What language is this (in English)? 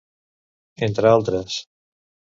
Catalan